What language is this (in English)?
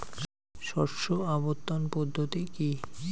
Bangla